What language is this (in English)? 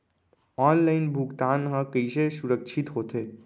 Chhattisgarhi